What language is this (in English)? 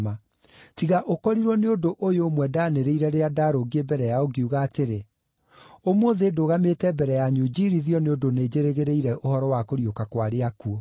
Kikuyu